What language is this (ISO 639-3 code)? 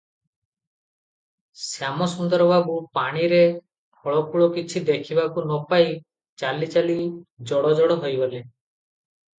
ori